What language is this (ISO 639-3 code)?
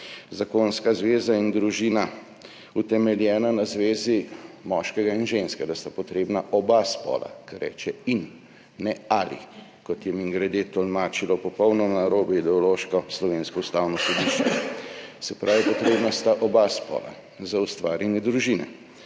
slv